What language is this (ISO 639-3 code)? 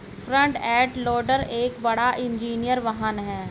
hin